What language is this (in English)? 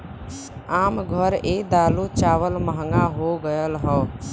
Bhojpuri